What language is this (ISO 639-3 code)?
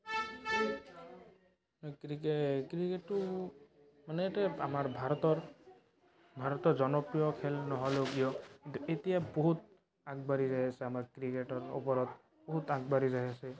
asm